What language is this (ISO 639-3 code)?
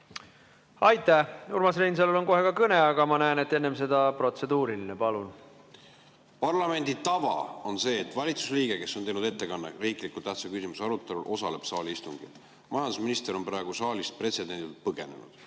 est